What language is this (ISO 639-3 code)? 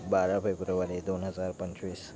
mar